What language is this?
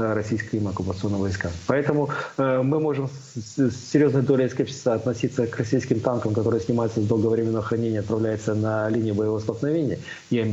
Russian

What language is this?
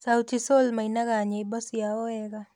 Kikuyu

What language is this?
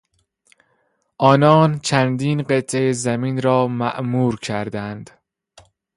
Persian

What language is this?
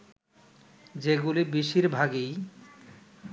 Bangla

